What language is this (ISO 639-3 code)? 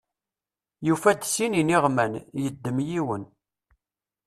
kab